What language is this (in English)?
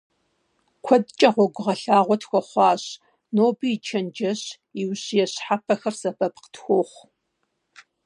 Kabardian